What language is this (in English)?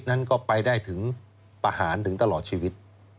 Thai